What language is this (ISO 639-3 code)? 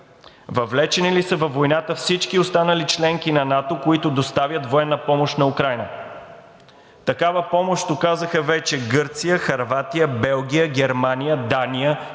bul